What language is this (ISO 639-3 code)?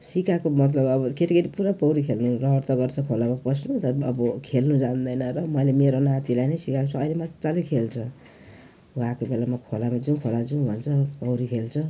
nep